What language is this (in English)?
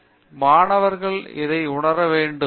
Tamil